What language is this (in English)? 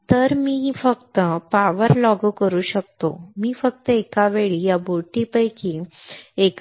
Marathi